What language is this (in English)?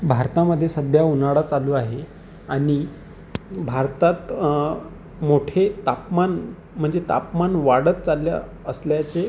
Marathi